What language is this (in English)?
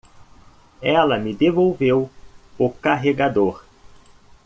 Portuguese